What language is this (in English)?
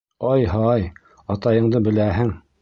Bashkir